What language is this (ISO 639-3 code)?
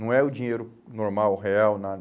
por